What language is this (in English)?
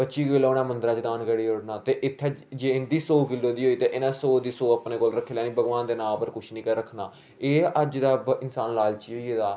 Dogri